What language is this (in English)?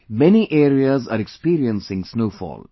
English